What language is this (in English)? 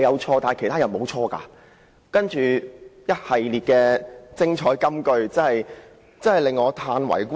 Cantonese